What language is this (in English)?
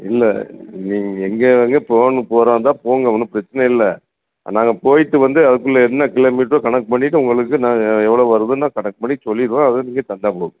Tamil